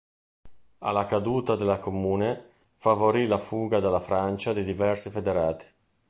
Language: Italian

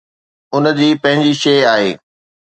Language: Sindhi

